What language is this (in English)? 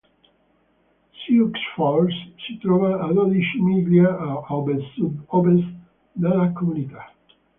Italian